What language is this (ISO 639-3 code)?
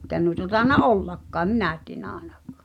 fin